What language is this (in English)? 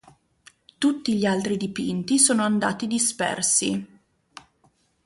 Italian